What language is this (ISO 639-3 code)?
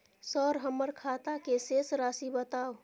mai